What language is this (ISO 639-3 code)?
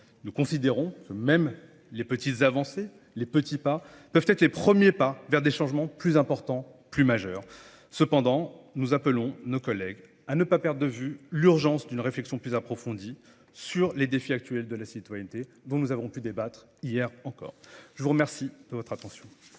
fra